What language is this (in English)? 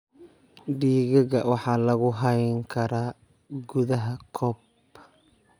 Somali